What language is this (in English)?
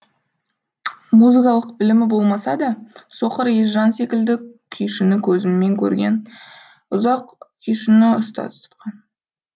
Kazakh